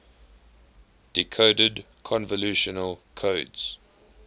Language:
English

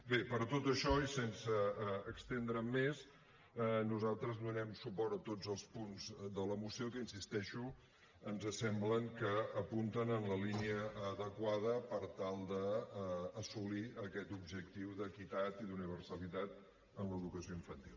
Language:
Catalan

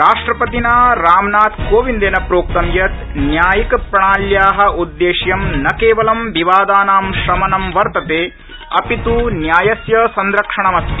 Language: Sanskrit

